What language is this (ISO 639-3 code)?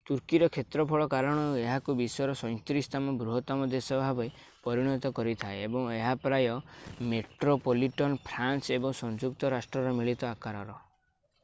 ori